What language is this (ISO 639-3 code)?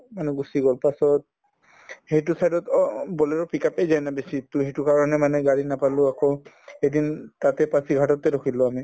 asm